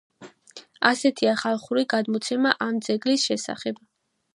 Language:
Georgian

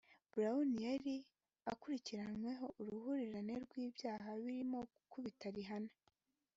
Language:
Kinyarwanda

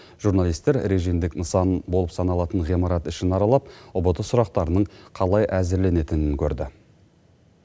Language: Kazakh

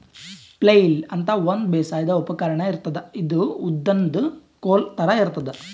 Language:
Kannada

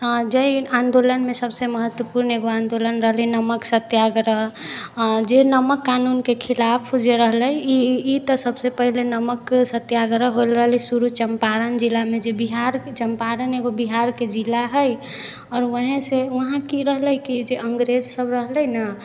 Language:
Maithili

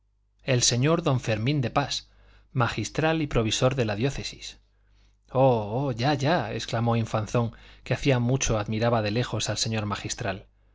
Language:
Spanish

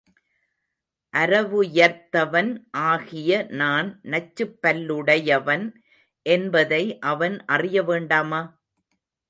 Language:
Tamil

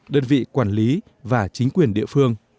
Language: Vietnamese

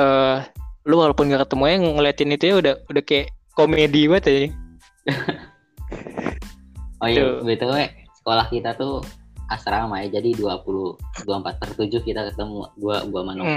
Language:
Indonesian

